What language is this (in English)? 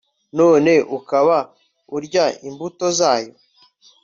Kinyarwanda